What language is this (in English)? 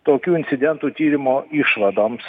Lithuanian